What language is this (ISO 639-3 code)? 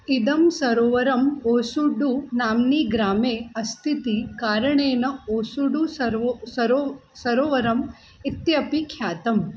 san